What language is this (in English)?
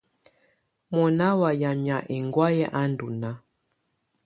Tunen